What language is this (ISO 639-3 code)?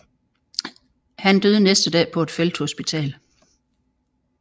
dan